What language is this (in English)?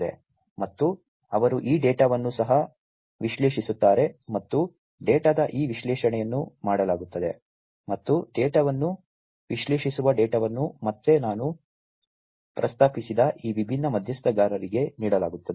Kannada